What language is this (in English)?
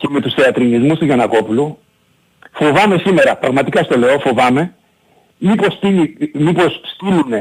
Greek